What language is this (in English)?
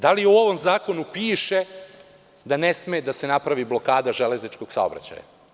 Serbian